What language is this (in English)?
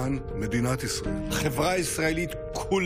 Hebrew